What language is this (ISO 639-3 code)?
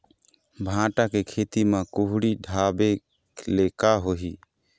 hne